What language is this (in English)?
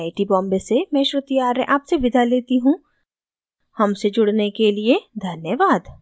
Hindi